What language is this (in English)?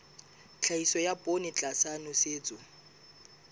Southern Sotho